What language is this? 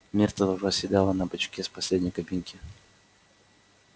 Russian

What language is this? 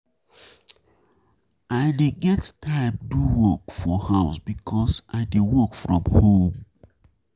Nigerian Pidgin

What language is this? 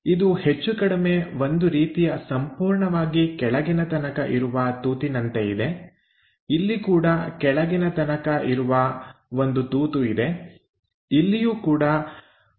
Kannada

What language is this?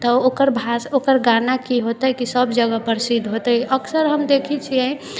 Maithili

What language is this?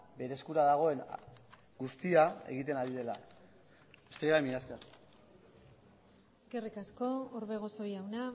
Basque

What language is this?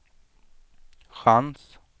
Swedish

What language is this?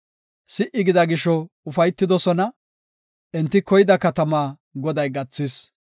Gofa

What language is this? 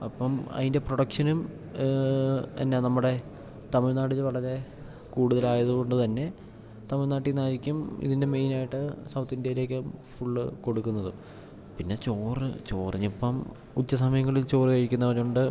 Malayalam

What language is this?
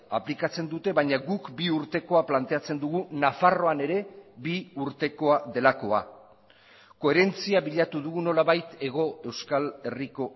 Basque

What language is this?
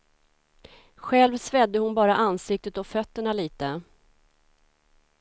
Swedish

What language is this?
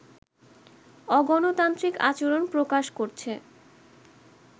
Bangla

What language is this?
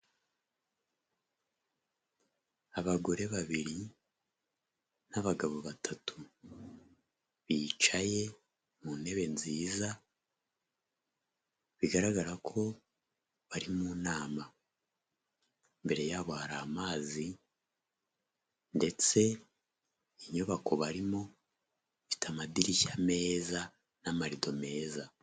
Kinyarwanda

